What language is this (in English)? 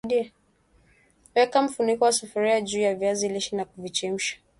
Swahili